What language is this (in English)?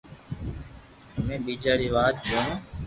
Loarki